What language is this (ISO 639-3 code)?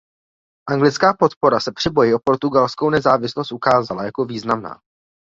ces